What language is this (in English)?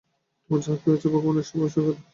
Bangla